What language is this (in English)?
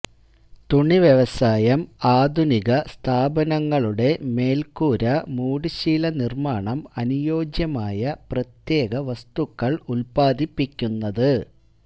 Malayalam